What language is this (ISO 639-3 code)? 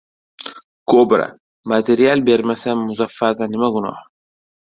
uzb